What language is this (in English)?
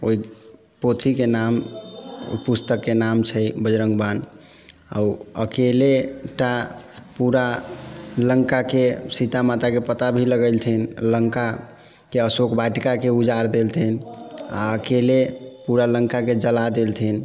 Maithili